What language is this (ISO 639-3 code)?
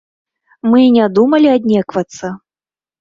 bel